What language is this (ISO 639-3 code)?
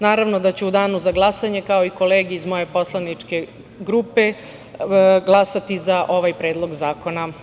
srp